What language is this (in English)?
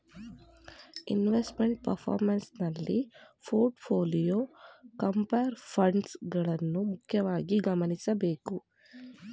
Kannada